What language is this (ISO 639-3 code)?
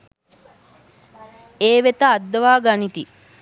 sin